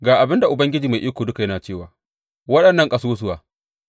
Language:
Hausa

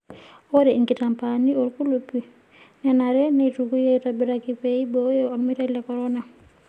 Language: Masai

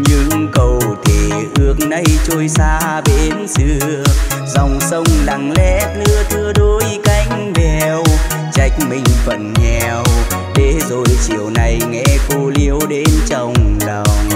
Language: Vietnamese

